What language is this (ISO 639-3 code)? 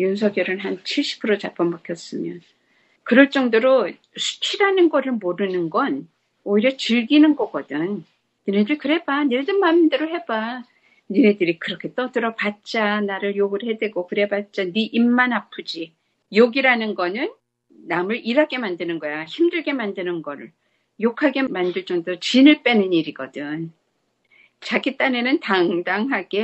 kor